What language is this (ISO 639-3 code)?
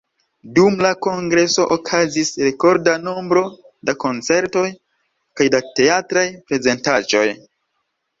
epo